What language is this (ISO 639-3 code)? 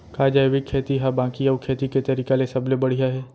hne